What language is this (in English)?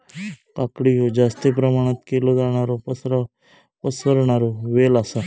Marathi